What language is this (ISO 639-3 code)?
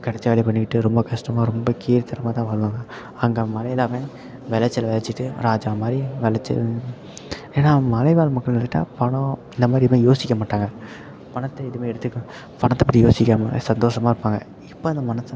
tam